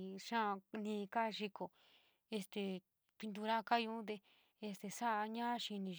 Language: San Miguel El Grande Mixtec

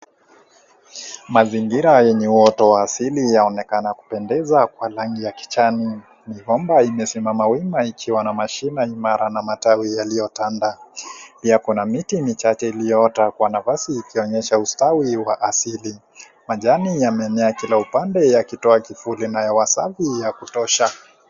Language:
Swahili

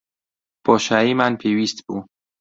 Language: Central Kurdish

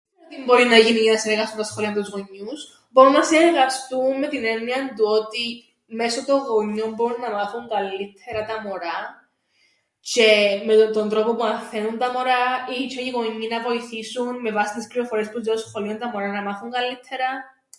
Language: Greek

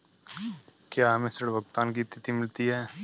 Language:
Hindi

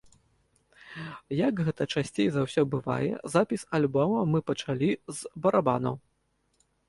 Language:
Belarusian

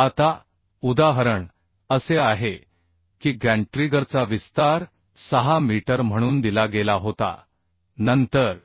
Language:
Marathi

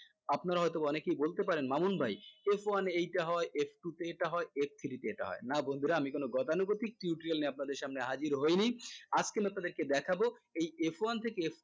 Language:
Bangla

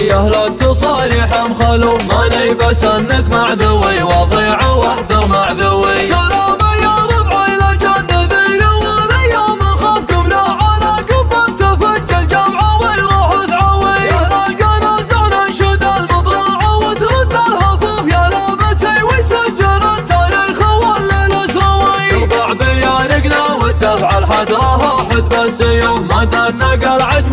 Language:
Arabic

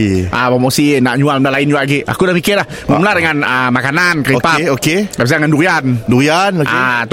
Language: Malay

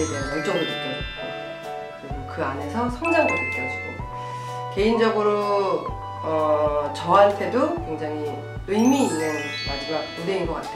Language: Korean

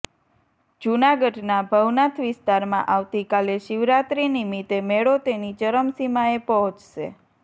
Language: Gujarati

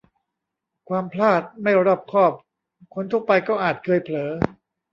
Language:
Thai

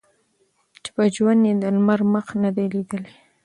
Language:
Pashto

